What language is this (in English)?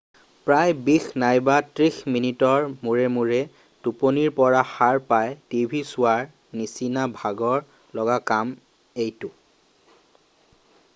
Assamese